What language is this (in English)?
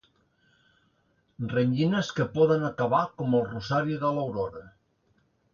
Catalan